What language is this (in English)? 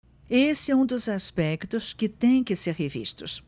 Portuguese